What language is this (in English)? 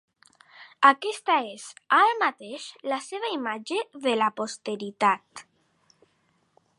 Catalan